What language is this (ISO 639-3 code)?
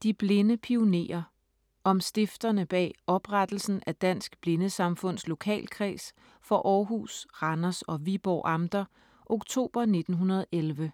dan